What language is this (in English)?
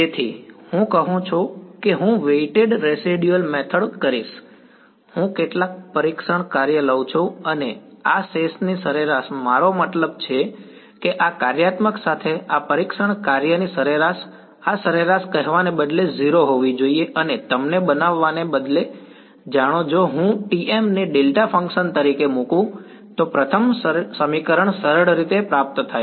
Gujarati